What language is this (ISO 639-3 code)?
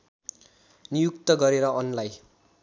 nep